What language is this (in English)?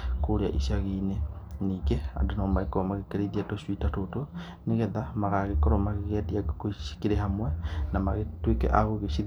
Kikuyu